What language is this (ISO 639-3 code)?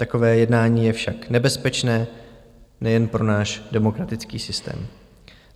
ces